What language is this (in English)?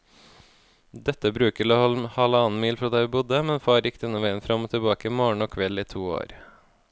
Norwegian